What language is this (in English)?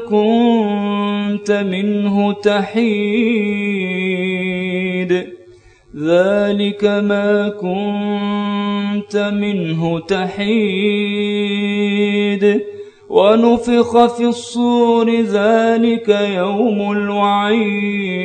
Arabic